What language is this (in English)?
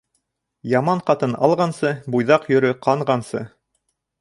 Bashkir